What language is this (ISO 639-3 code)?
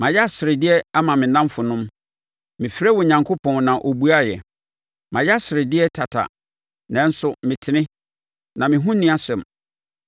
aka